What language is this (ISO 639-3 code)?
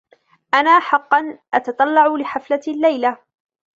ara